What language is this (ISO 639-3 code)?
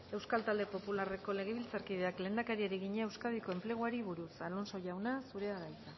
eus